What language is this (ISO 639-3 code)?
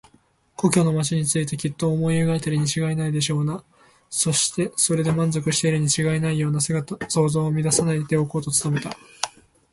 jpn